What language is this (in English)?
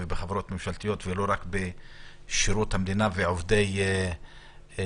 Hebrew